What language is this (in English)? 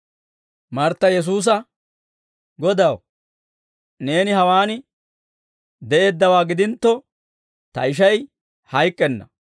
Dawro